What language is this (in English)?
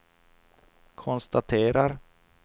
Swedish